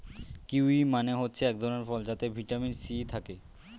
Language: Bangla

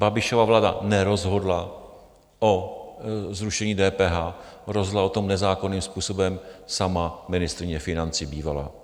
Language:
Czech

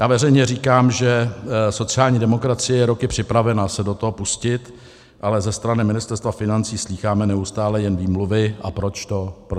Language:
Czech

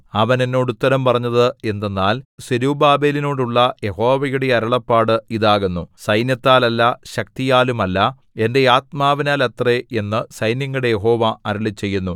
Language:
Malayalam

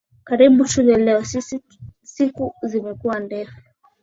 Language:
Swahili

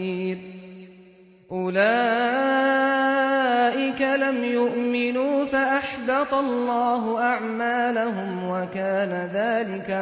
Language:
Arabic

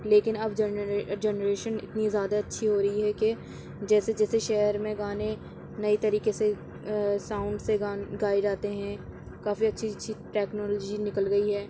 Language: Urdu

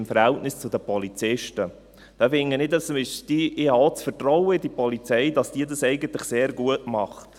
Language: Swiss German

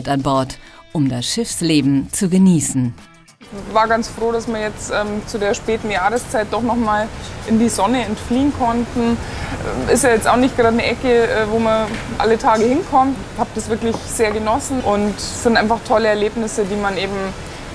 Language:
German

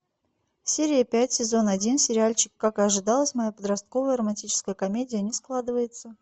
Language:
Russian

